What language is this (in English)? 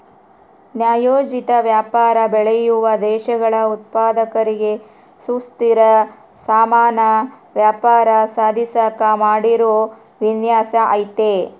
Kannada